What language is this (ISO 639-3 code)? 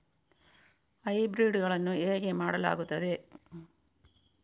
kan